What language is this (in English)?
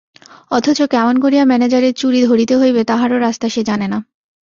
Bangla